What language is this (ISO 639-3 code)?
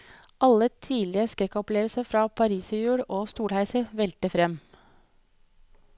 nor